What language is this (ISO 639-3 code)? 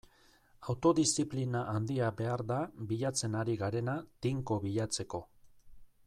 eus